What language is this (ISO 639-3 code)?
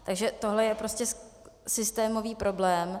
ces